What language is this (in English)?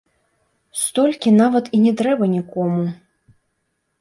Belarusian